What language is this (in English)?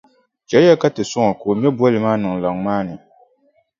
Dagbani